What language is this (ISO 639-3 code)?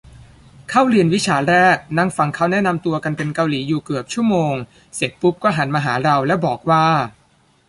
tha